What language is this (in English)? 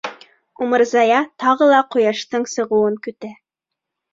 Bashkir